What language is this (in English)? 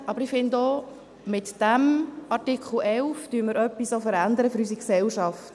Swiss German